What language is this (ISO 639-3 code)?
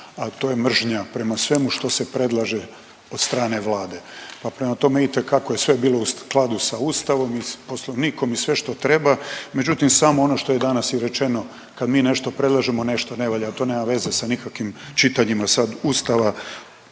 hrv